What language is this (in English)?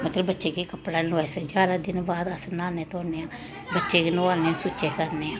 Dogri